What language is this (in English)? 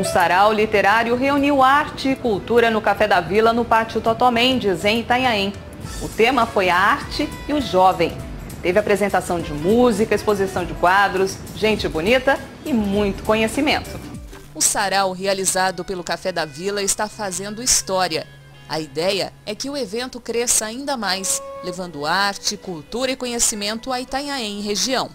Portuguese